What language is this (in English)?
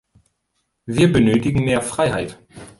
German